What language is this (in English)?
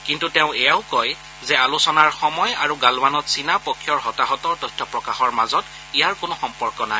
Assamese